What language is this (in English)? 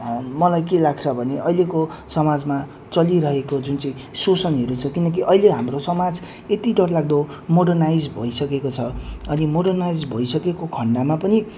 Nepali